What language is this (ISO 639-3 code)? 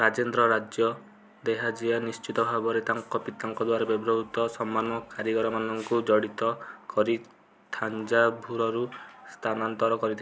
ori